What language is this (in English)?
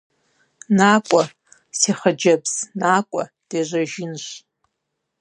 Kabardian